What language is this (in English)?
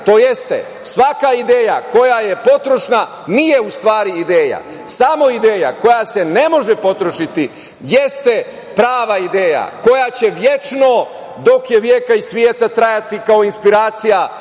Serbian